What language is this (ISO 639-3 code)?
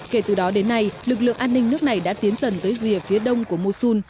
vie